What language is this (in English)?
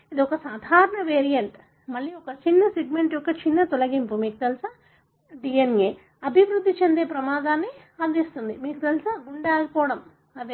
Telugu